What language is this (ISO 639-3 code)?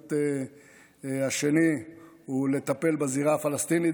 heb